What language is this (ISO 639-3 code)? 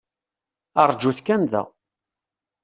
kab